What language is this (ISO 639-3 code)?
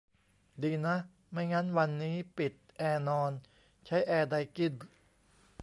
tha